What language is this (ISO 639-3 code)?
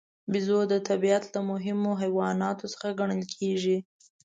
pus